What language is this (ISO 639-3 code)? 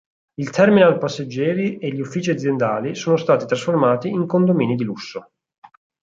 ita